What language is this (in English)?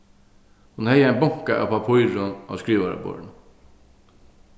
Faroese